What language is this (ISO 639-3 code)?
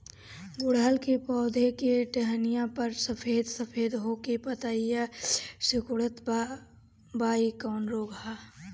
bho